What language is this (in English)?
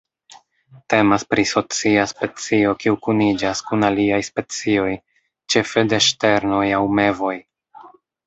Esperanto